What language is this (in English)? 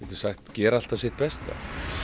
Icelandic